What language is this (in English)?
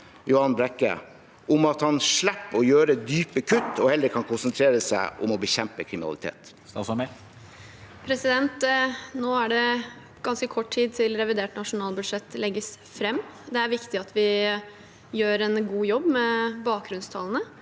Norwegian